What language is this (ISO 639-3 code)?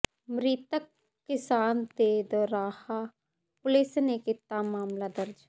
pan